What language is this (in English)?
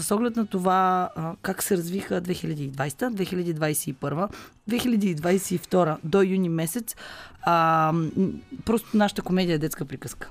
Bulgarian